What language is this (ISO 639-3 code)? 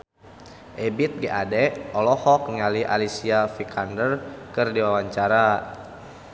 sun